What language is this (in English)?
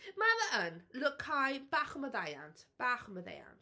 Welsh